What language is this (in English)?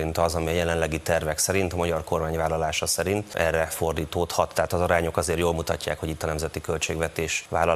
Hungarian